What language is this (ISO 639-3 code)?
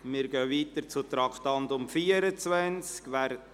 gsw